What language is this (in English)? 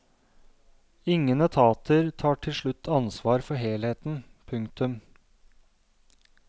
Norwegian